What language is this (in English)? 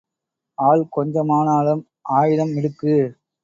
Tamil